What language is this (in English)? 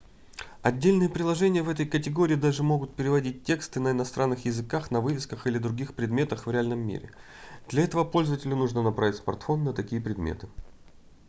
Russian